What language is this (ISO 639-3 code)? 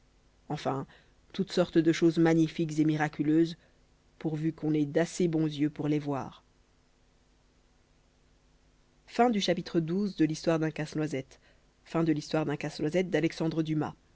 fra